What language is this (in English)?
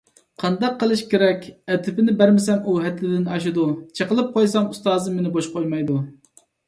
Uyghur